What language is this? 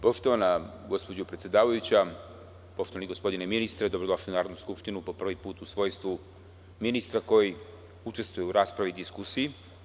Serbian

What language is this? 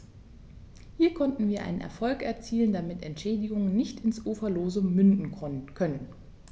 German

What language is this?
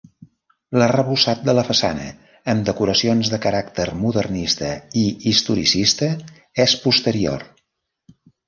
Catalan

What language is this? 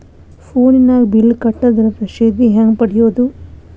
Kannada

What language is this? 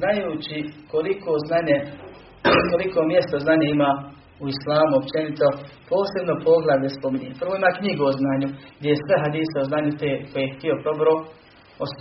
Croatian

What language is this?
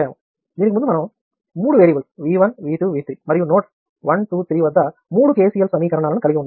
Telugu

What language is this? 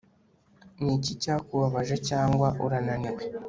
Kinyarwanda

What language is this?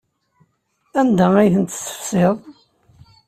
Kabyle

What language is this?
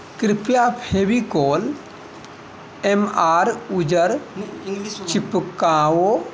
Maithili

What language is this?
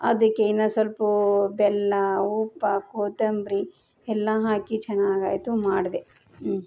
Kannada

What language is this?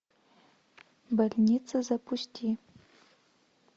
Russian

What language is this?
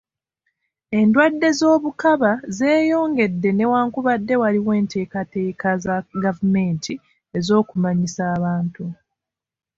Ganda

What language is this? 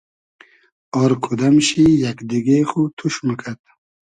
Hazaragi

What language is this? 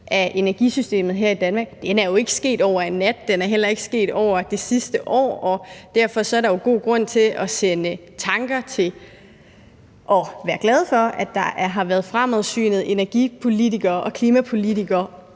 Danish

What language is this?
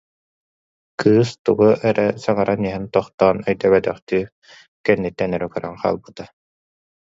Yakut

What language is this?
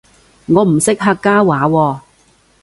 Cantonese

